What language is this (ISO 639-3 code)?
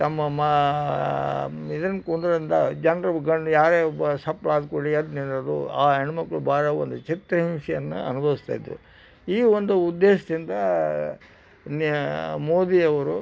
kan